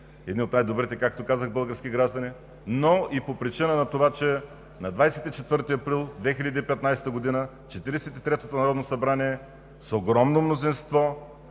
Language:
Bulgarian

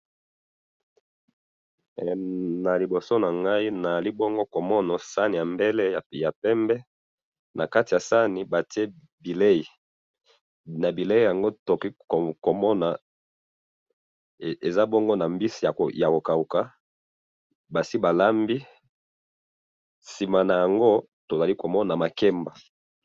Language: Lingala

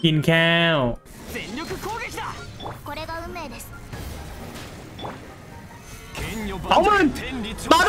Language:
Thai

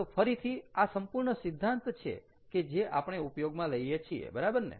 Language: Gujarati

